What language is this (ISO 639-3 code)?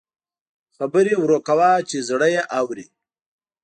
pus